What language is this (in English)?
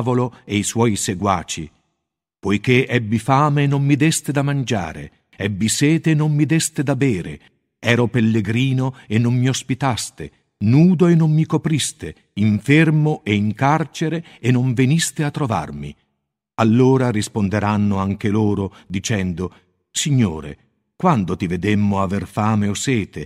Italian